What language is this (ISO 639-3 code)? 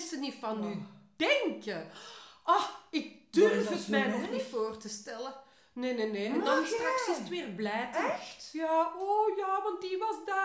nld